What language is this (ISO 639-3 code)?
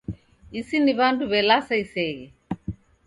dav